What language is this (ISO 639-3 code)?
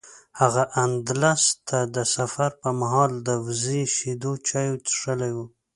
pus